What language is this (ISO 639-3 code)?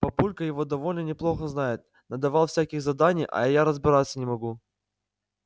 rus